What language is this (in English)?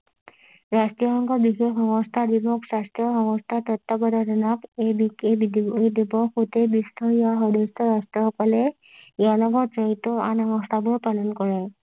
Assamese